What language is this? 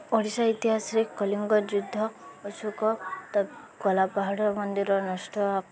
Odia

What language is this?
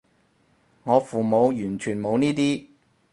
Cantonese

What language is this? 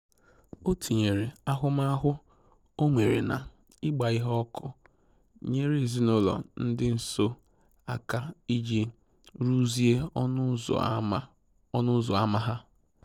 Igbo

